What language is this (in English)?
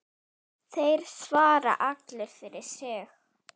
Icelandic